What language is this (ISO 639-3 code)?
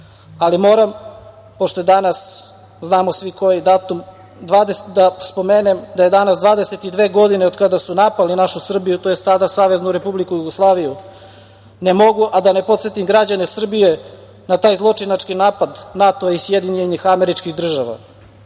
srp